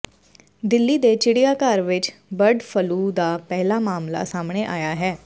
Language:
Punjabi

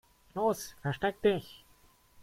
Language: German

